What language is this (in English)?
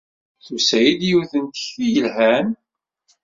Kabyle